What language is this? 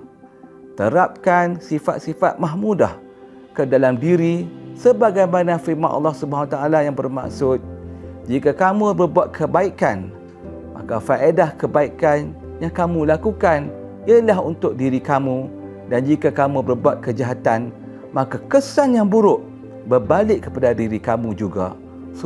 Malay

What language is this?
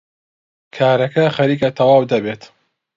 Central Kurdish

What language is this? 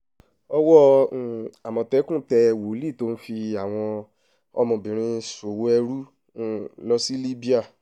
Yoruba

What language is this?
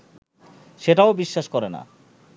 Bangla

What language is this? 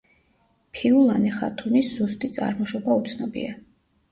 Georgian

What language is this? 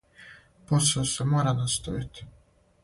Serbian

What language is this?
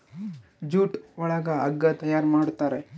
Kannada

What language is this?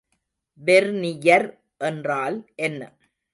Tamil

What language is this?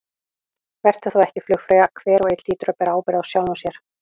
Icelandic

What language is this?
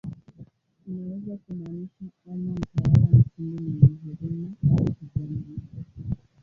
Swahili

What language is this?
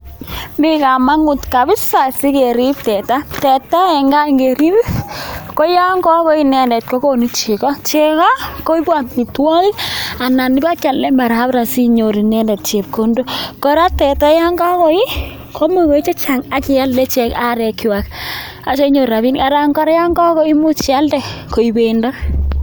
Kalenjin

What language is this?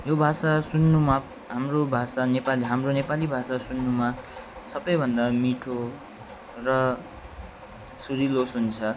Nepali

